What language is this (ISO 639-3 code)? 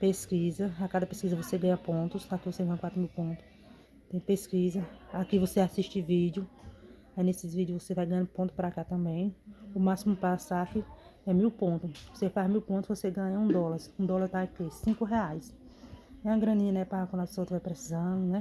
por